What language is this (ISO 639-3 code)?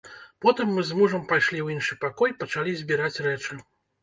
bel